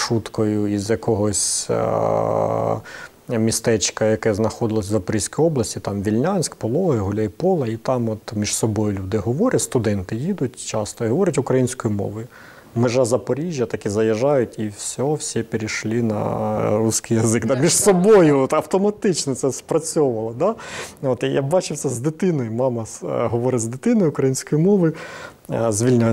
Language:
Ukrainian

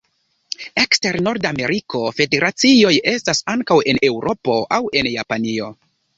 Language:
Esperanto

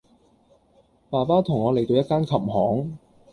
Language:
Cantonese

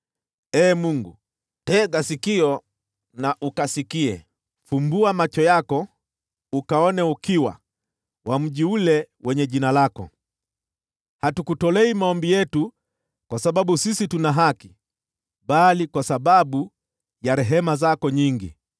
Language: Swahili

